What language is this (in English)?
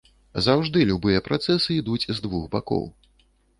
Belarusian